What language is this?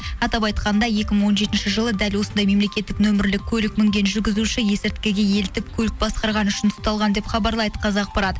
Kazakh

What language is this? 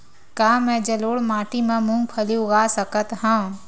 Chhattisgarhi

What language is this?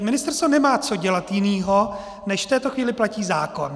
Czech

